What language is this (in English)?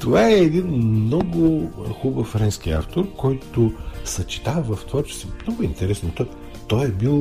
Bulgarian